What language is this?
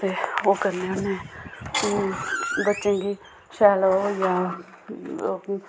Dogri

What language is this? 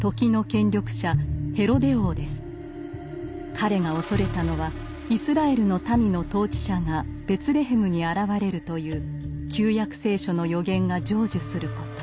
Japanese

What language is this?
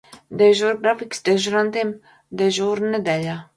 Latvian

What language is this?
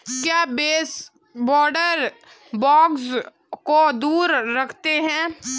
Hindi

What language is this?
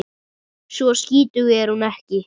Icelandic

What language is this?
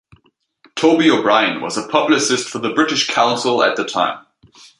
English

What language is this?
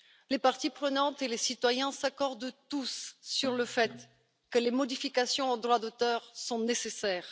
French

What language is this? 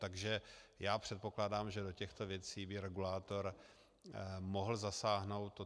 Czech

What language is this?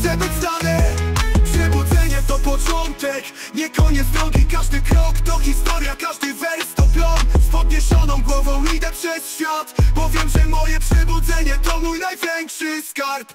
Polish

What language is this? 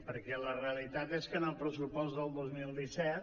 Catalan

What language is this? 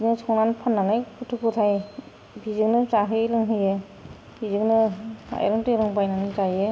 Bodo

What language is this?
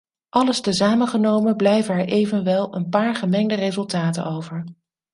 Dutch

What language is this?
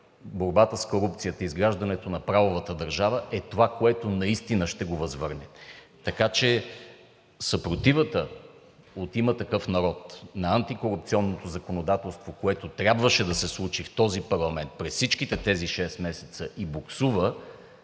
Bulgarian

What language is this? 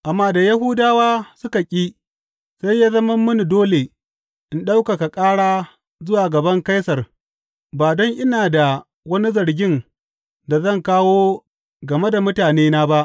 Hausa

